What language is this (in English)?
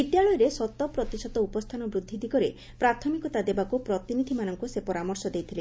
Odia